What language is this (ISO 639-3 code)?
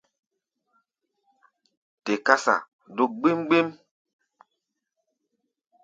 gba